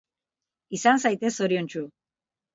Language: Basque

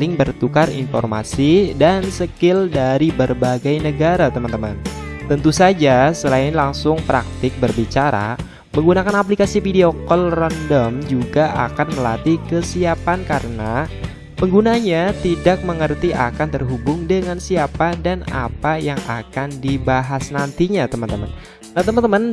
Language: Indonesian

